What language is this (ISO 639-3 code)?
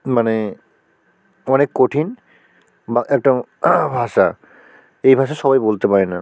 ben